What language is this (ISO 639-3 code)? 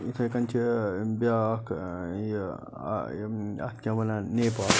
kas